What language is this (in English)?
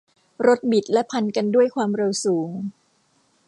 Thai